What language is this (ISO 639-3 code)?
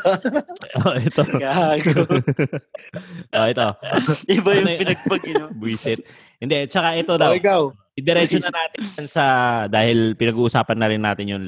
fil